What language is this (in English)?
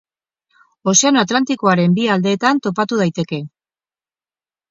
Basque